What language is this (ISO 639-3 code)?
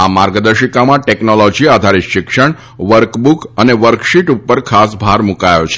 guj